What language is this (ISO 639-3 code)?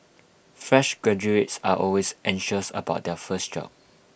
eng